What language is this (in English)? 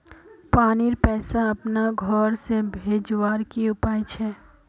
Magahi